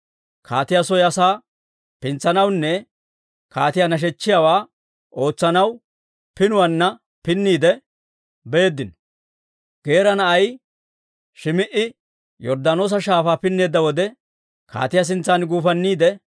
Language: Dawro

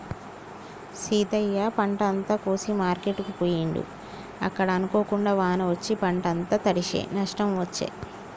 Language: Telugu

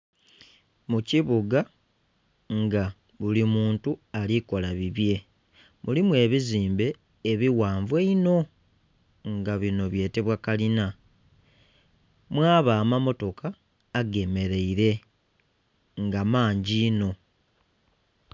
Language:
Soga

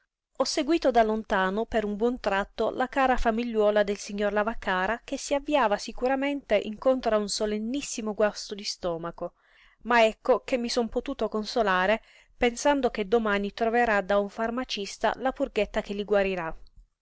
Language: Italian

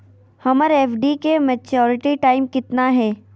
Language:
Magahi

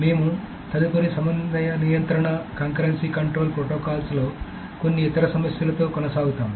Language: Telugu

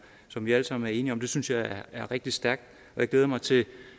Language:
Danish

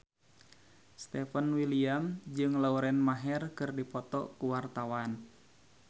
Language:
Sundanese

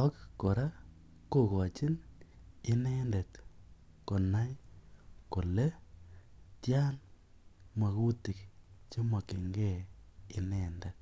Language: Kalenjin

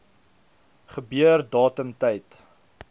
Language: Afrikaans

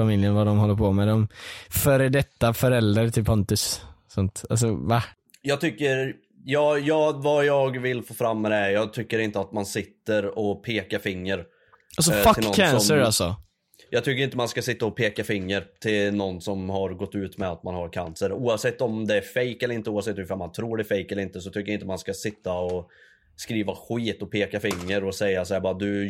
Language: Swedish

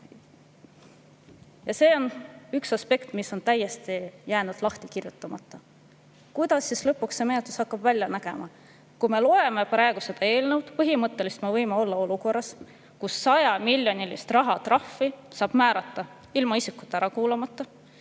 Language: Estonian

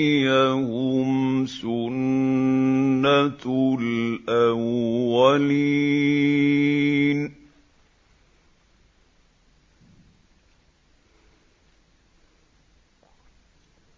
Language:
Arabic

